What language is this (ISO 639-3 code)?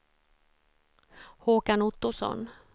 swe